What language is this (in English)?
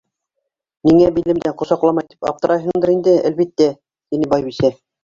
Bashkir